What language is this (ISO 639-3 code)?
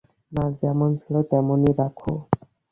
ben